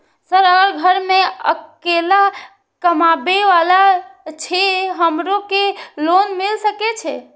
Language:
Maithili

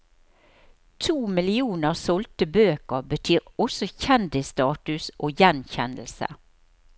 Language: Norwegian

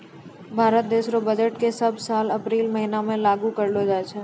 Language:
Maithili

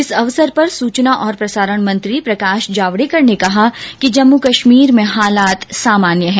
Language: Hindi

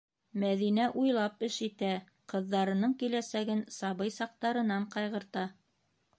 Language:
Bashkir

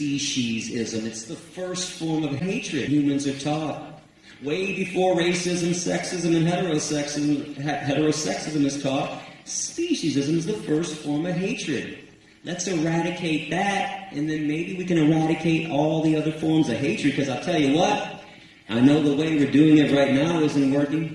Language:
English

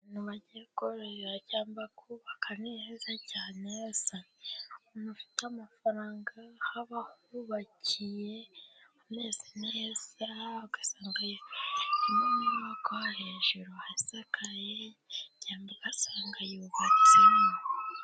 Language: Kinyarwanda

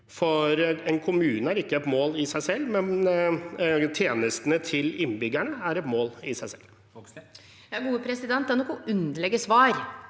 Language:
Norwegian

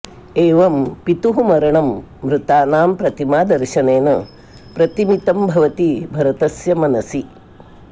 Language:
Sanskrit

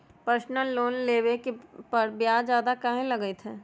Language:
Magahi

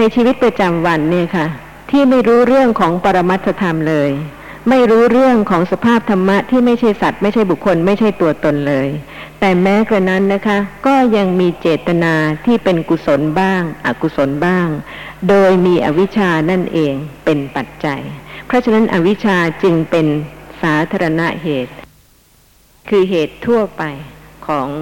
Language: Thai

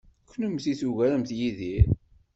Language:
Kabyle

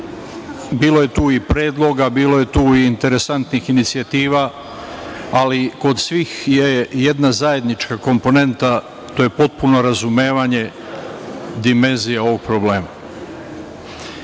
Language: Serbian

